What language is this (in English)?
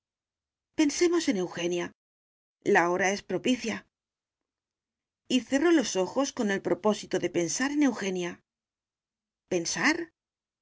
Spanish